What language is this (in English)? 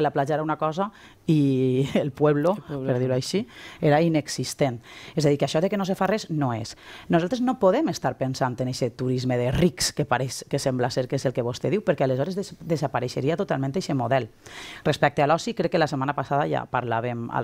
Spanish